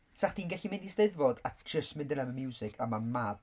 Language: Welsh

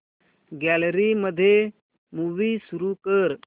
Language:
Marathi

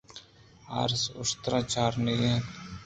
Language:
Eastern Balochi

